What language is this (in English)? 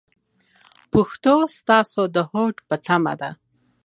Pashto